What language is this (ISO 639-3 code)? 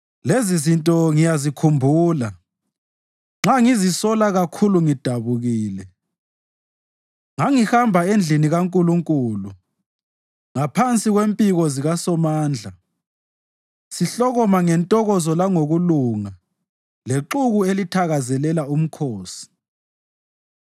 nde